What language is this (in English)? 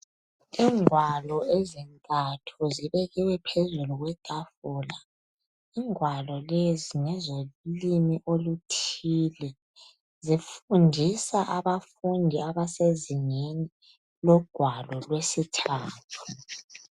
North Ndebele